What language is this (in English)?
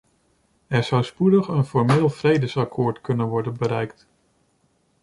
Dutch